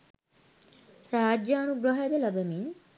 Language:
Sinhala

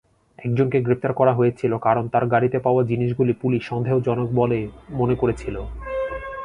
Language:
Bangla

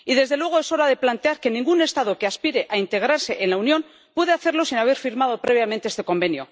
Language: Spanish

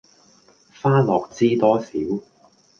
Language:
Cantonese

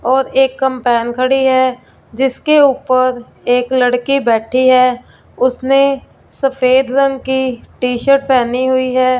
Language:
Hindi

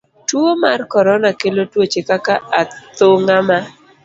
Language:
Luo (Kenya and Tanzania)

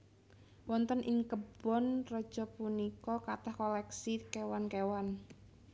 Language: Javanese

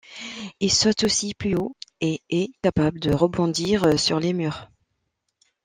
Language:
French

